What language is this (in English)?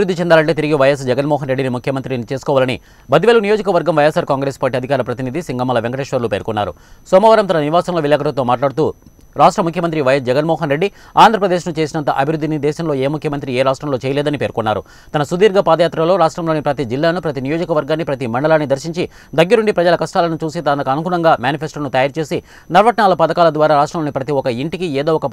Telugu